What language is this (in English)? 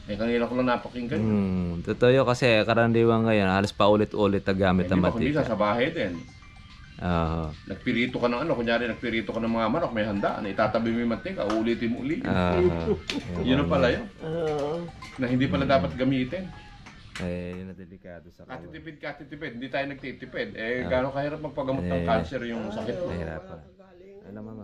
Filipino